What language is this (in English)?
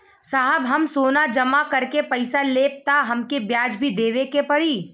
Bhojpuri